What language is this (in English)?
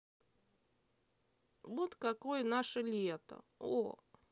Russian